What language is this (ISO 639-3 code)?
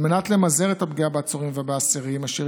heb